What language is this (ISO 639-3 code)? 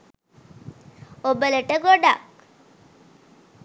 sin